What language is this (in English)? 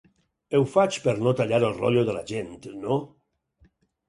Catalan